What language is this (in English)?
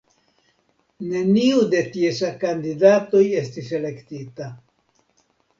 Esperanto